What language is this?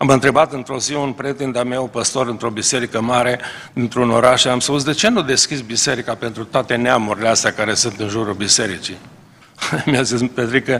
Romanian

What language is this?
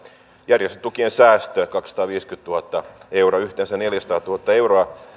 Finnish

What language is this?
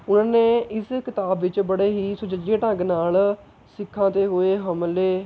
Punjabi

